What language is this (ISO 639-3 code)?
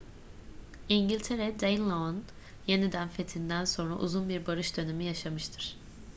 tur